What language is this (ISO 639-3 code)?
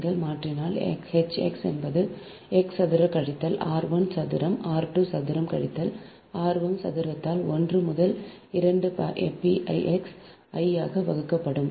tam